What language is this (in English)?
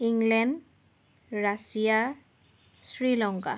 Assamese